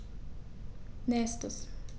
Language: German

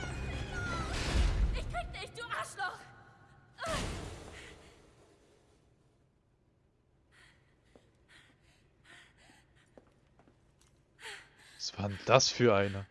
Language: German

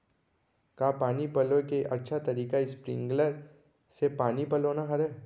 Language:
Chhattisgarhi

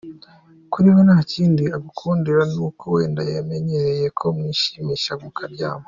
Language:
Kinyarwanda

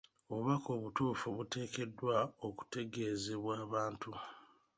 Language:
Ganda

